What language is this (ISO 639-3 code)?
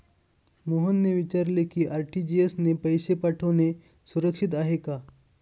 mar